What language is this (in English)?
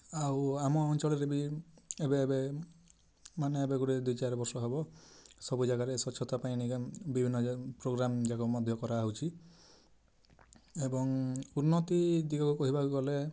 Odia